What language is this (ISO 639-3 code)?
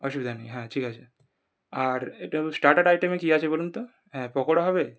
ben